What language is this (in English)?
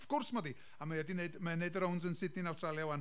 Welsh